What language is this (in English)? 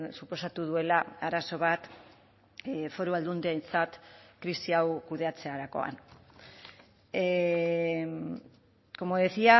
Basque